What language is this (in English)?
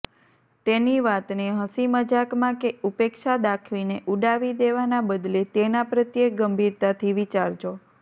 Gujarati